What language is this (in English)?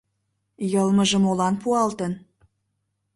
Mari